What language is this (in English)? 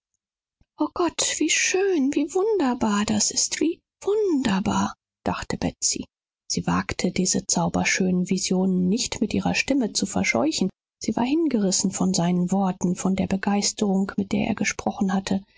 German